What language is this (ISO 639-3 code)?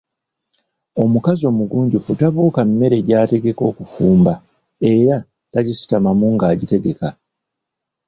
lug